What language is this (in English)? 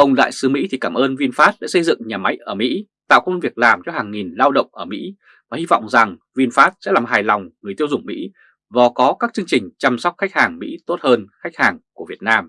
Vietnamese